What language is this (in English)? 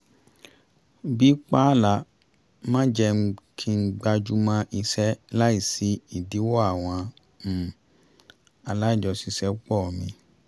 Yoruba